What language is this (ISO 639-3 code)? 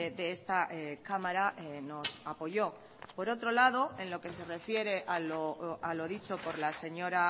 spa